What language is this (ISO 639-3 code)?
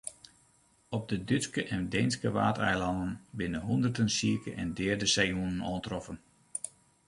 fry